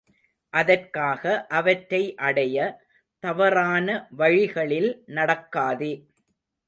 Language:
Tamil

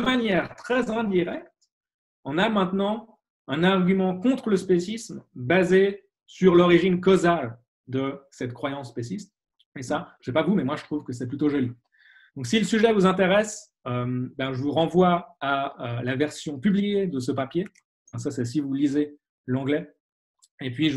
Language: French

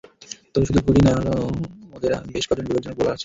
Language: Bangla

